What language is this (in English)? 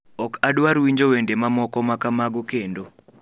Luo (Kenya and Tanzania)